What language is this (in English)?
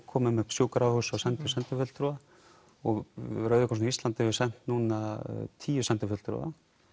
Icelandic